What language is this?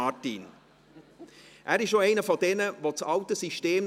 Swiss German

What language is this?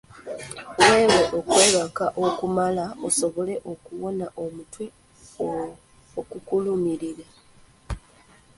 Ganda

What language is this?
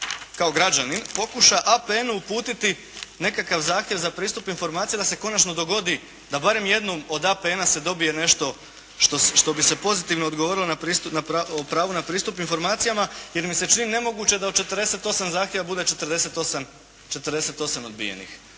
Croatian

